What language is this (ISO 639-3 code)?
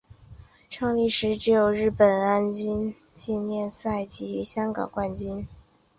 zho